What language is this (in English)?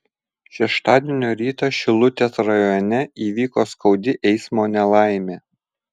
Lithuanian